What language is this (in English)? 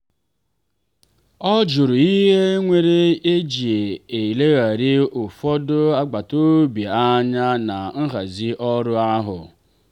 Igbo